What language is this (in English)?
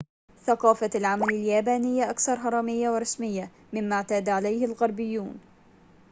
Arabic